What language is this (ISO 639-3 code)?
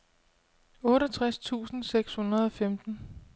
dan